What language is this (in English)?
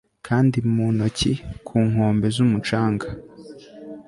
Kinyarwanda